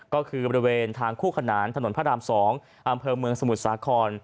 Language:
Thai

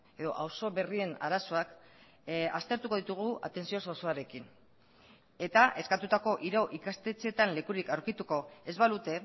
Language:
Basque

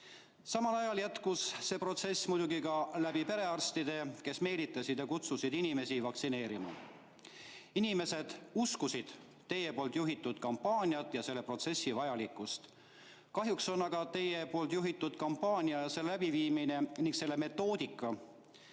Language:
Estonian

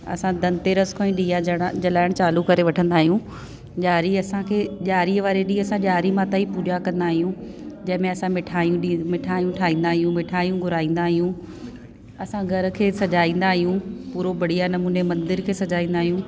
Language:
Sindhi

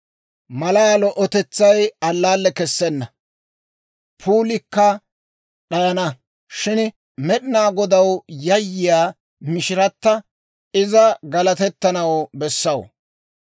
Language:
Dawro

